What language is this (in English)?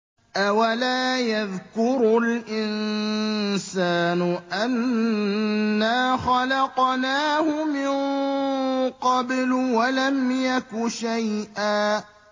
Arabic